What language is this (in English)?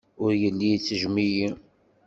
Kabyle